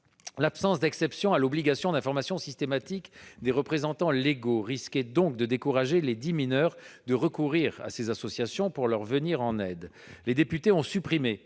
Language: French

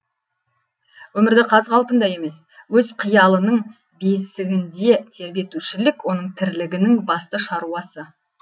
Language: Kazakh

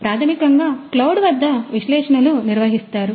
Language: Telugu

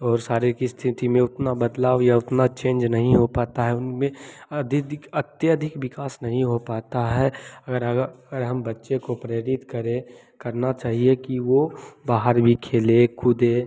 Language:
Hindi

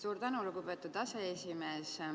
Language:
Estonian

